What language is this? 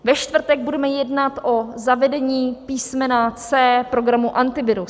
Czech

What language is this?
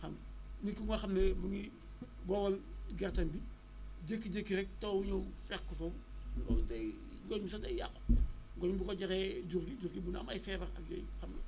Wolof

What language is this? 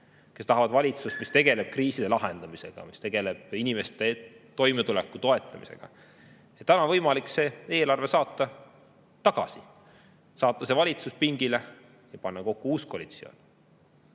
Estonian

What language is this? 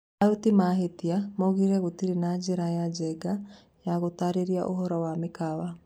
Kikuyu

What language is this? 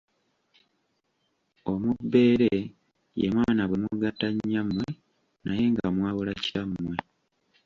Ganda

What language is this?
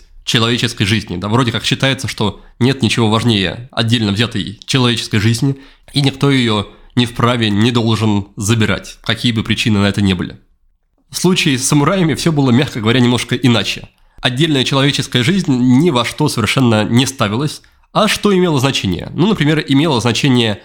Russian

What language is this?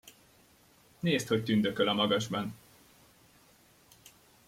Hungarian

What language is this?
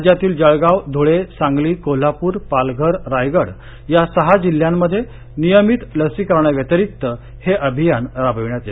Marathi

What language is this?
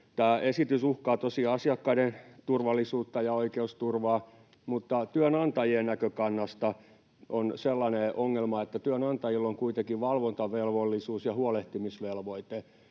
Finnish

